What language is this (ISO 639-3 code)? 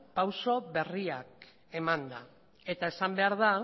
eus